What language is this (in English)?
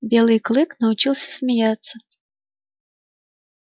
Russian